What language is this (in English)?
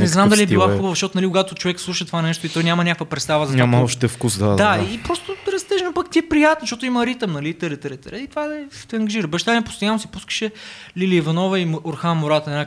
Bulgarian